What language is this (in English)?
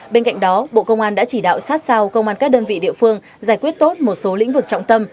Vietnamese